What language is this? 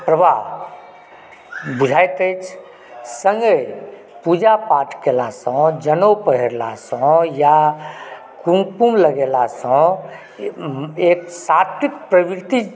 Maithili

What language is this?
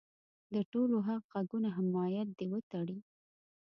Pashto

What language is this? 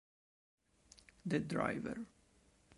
Italian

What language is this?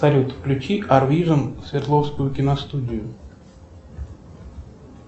Russian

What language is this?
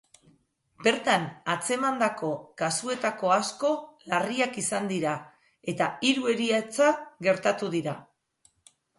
Basque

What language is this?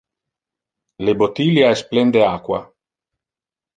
Interlingua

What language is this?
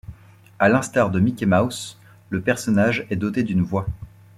French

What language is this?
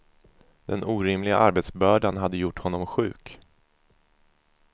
Swedish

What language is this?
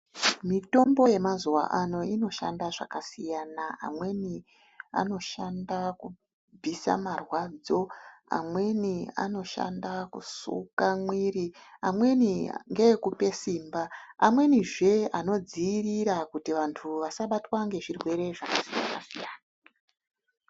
Ndau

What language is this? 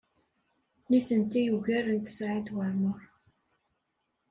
Kabyle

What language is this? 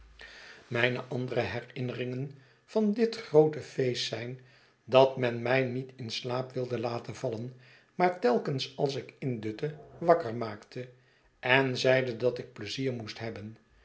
Dutch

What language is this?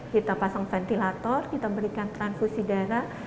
Indonesian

